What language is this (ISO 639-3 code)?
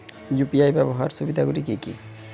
ben